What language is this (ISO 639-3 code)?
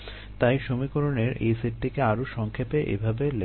ben